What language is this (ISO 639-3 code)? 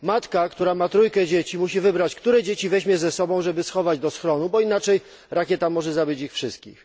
pol